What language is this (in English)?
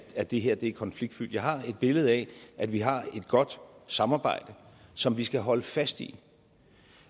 Danish